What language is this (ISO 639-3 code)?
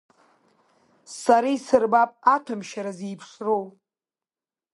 abk